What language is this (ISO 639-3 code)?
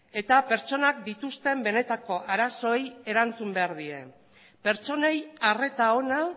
eus